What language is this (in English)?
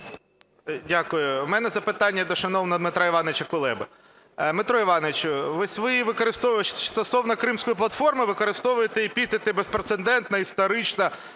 Ukrainian